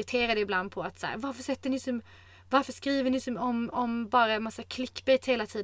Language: Swedish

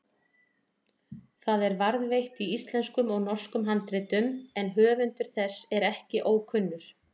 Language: Icelandic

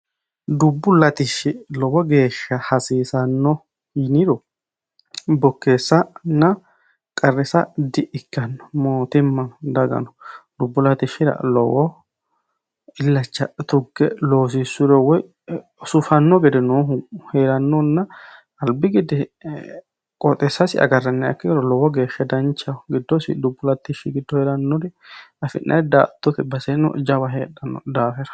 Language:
Sidamo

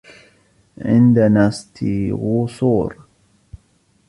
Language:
Arabic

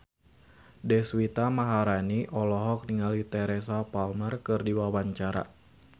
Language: Sundanese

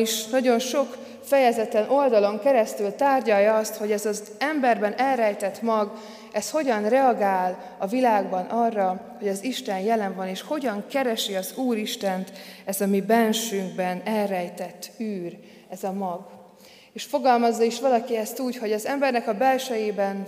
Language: Hungarian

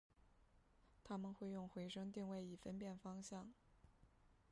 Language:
Chinese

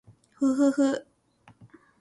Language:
Japanese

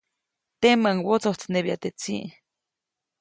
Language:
Copainalá Zoque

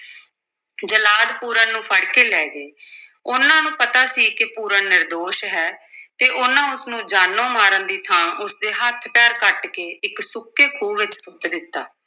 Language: Punjabi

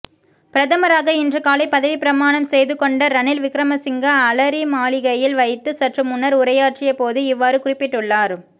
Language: Tamil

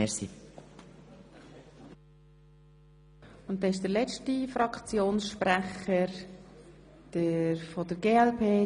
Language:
Swiss German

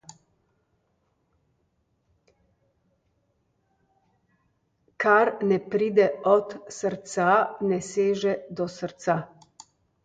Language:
Slovenian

